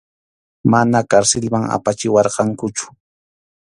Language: Arequipa-La Unión Quechua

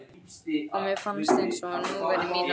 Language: Icelandic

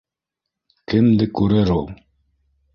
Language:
Bashkir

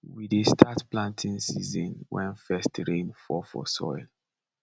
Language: Nigerian Pidgin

